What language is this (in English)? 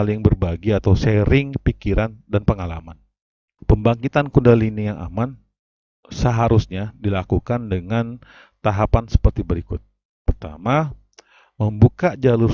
Indonesian